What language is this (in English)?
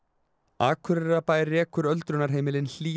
Icelandic